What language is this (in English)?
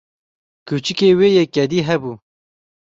Kurdish